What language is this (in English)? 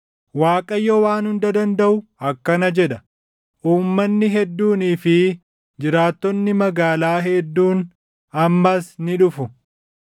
Oromo